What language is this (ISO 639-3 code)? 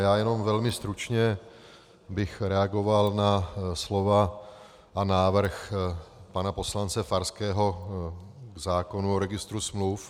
ces